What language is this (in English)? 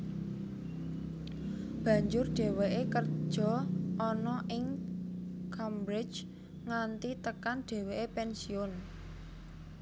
Javanese